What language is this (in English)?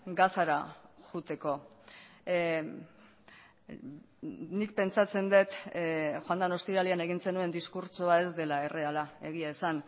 Basque